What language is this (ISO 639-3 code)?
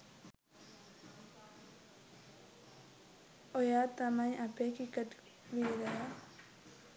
sin